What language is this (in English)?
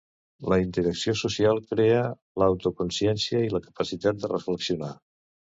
Catalan